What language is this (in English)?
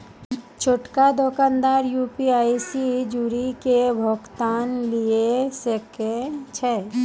Maithili